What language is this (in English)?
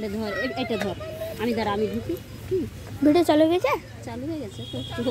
Romanian